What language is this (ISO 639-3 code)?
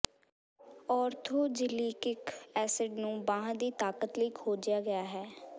pan